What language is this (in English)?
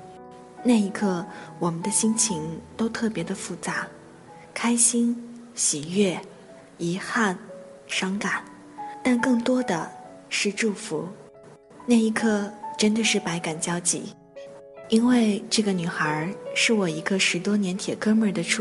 Chinese